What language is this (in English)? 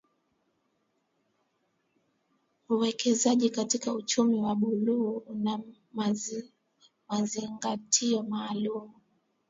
Swahili